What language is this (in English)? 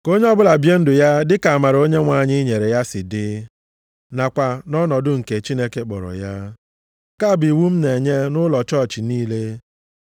Igbo